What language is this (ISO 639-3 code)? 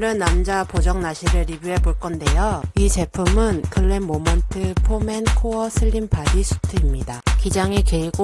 kor